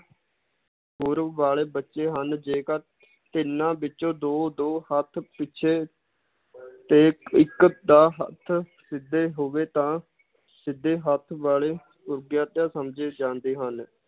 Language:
Punjabi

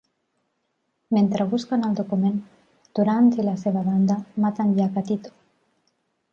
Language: Catalan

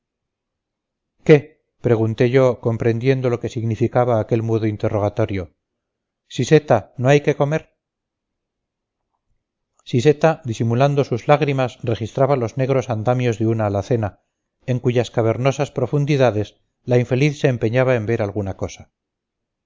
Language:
Spanish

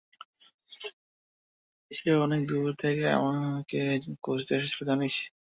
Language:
Bangla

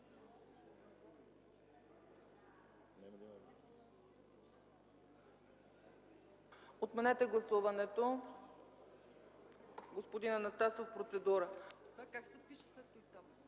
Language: Bulgarian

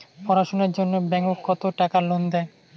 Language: Bangla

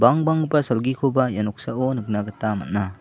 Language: Garo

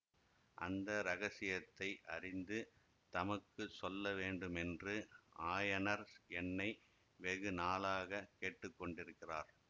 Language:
Tamil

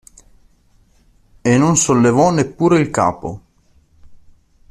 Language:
Italian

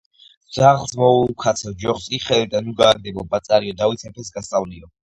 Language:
Georgian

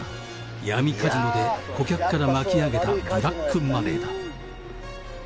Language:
Japanese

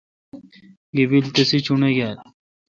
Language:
Kalkoti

